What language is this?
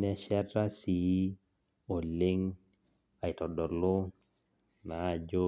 Masai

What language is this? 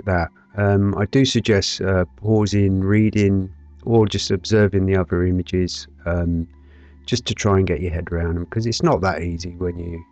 English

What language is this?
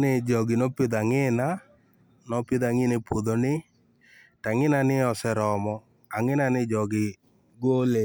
Luo (Kenya and Tanzania)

